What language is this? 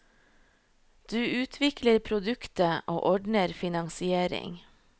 Norwegian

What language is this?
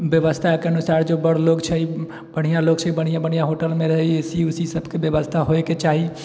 Maithili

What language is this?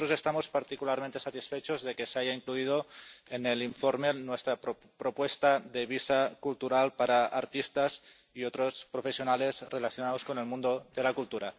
Spanish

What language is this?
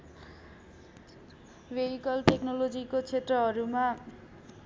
Nepali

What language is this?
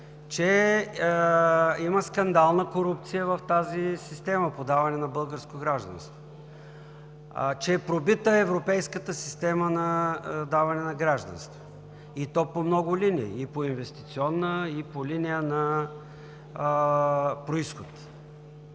Bulgarian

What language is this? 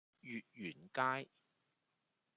Cantonese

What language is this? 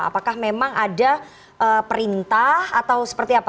Indonesian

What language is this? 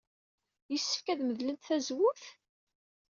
Kabyle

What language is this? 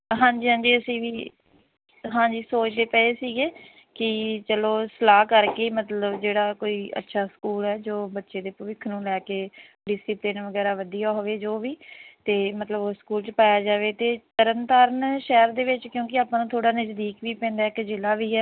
Punjabi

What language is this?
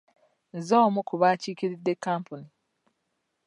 Ganda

